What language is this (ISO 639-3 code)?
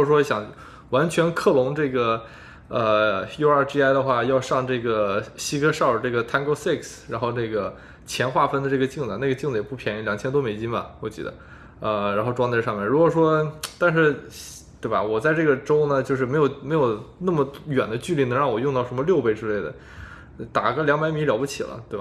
zho